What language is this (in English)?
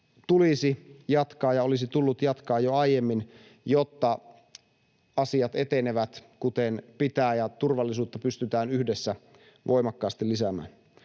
Finnish